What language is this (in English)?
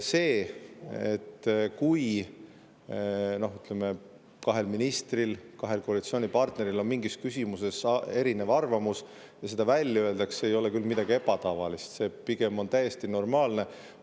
Estonian